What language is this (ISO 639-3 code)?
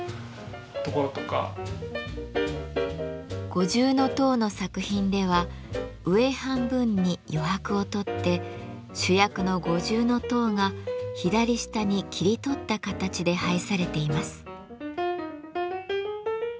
jpn